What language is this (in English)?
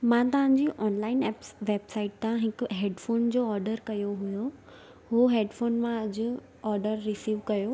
Sindhi